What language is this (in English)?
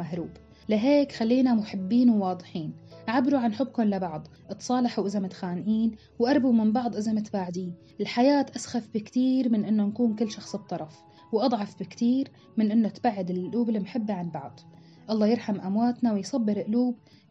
Arabic